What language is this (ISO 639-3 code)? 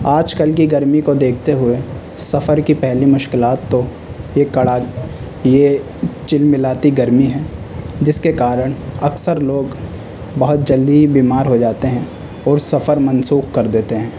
urd